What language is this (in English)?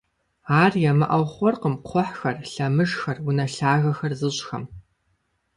Kabardian